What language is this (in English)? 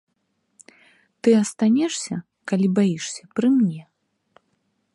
Belarusian